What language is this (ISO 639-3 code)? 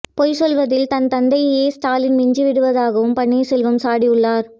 tam